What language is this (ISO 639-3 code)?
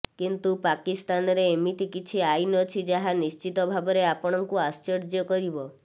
ori